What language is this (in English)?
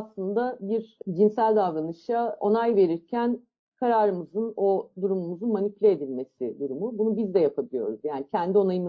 Turkish